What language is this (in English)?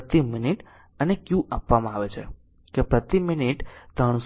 Gujarati